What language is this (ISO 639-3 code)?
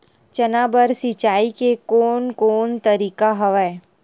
hne